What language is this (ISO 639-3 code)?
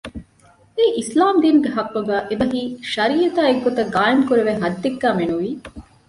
div